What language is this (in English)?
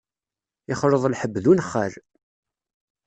Kabyle